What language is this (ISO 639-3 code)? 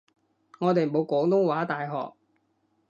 yue